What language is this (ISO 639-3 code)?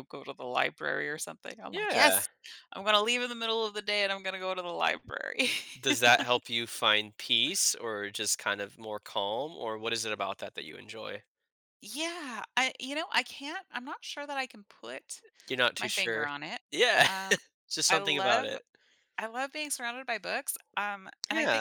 eng